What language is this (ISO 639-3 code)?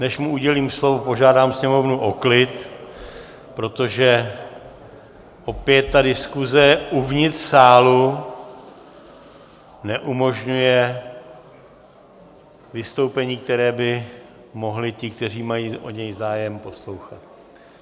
ces